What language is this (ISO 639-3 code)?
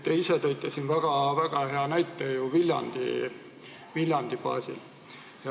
est